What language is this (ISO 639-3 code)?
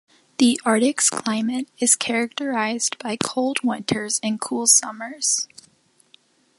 eng